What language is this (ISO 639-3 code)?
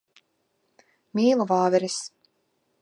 lav